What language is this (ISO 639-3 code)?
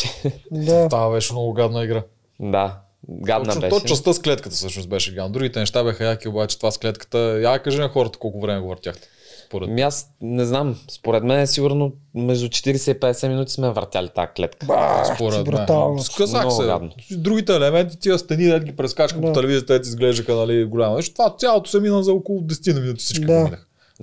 bul